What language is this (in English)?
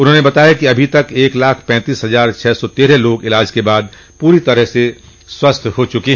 Hindi